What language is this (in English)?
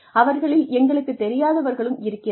Tamil